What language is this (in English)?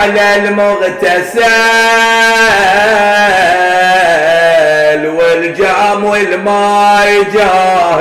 Arabic